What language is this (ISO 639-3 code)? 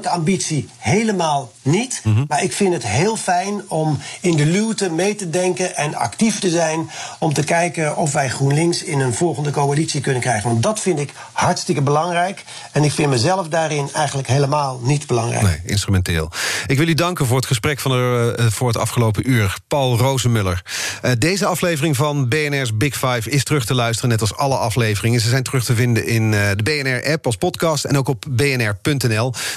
nld